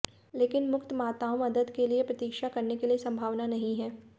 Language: Hindi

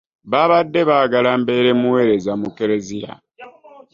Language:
Ganda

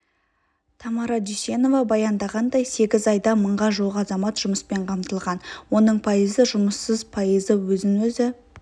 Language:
Kazakh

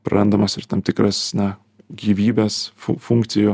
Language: Lithuanian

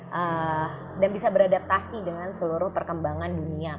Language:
Indonesian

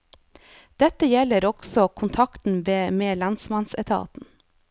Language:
Norwegian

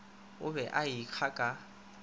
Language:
Northern Sotho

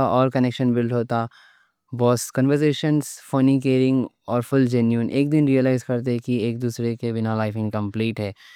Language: Deccan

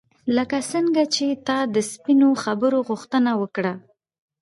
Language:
Pashto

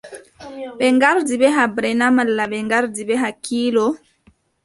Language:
Adamawa Fulfulde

